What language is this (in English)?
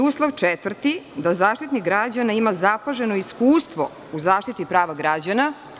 Serbian